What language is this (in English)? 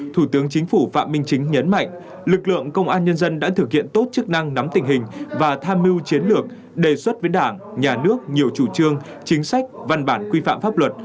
Vietnamese